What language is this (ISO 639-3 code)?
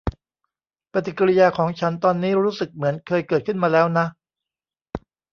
tha